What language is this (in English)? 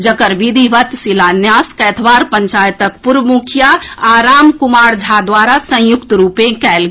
Maithili